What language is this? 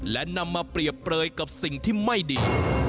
Thai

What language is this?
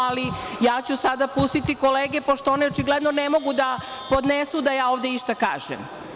Serbian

